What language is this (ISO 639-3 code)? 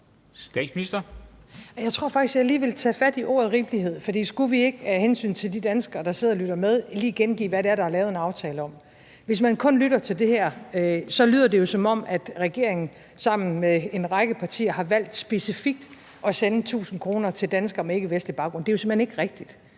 dan